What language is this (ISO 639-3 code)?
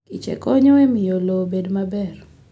luo